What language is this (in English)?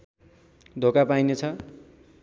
Nepali